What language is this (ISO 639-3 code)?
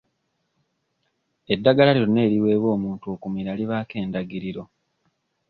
lug